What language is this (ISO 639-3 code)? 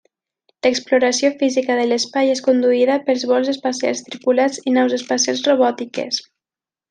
cat